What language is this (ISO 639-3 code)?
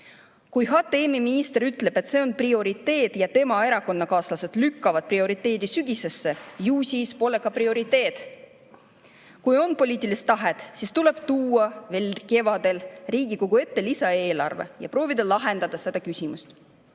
est